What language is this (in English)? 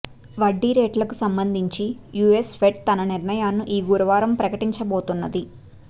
Telugu